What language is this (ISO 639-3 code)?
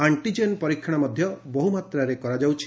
ori